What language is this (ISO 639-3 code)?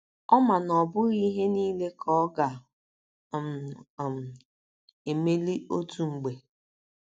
ibo